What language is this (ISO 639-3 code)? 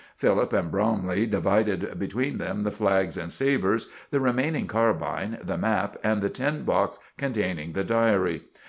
eng